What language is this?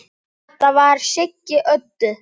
Icelandic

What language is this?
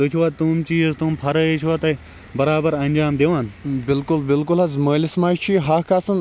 Kashmiri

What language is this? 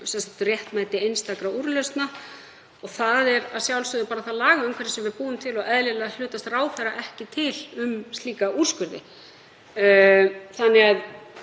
Icelandic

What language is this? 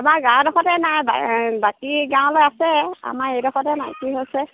Assamese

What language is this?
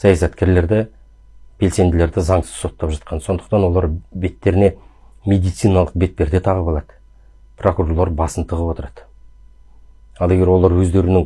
Turkish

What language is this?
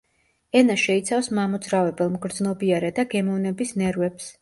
Georgian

